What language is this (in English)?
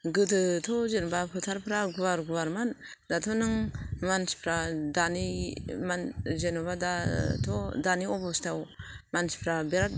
Bodo